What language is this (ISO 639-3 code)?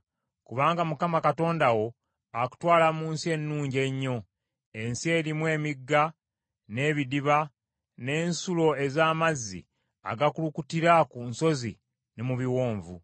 lug